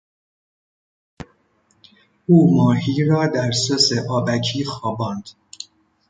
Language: Persian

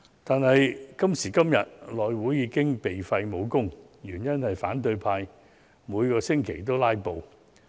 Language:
Cantonese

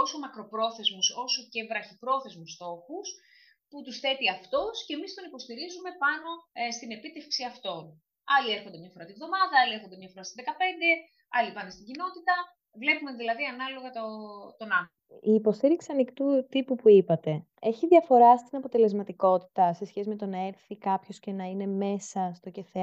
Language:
Greek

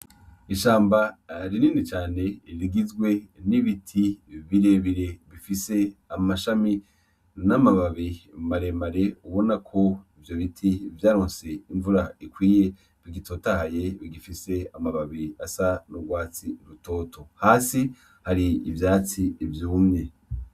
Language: Rundi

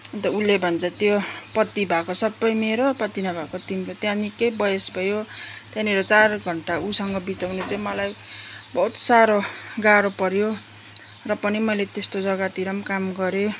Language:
Nepali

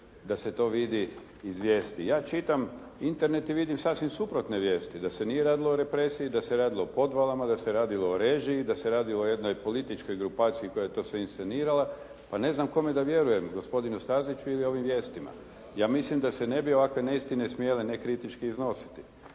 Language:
Croatian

